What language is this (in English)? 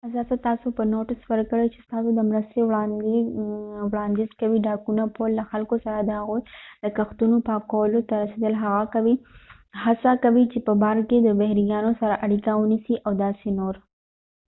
Pashto